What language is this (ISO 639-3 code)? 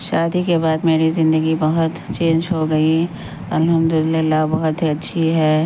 urd